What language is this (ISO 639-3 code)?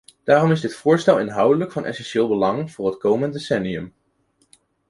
nld